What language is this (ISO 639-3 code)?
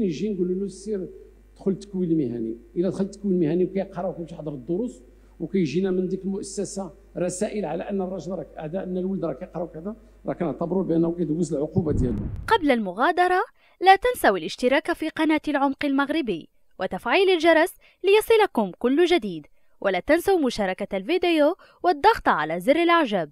ara